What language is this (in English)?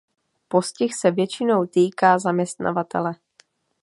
Czech